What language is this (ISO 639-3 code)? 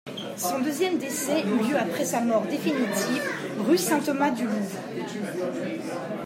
fra